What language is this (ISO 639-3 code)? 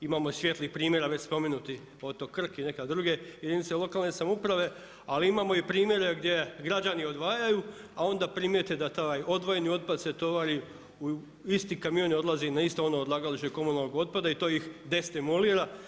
hrv